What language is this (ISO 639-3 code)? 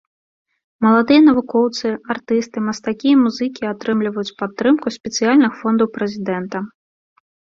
bel